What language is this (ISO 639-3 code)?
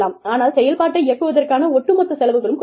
tam